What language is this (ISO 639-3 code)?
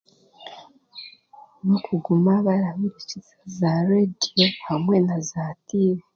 cgg